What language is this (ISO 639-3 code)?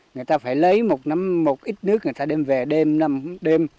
vie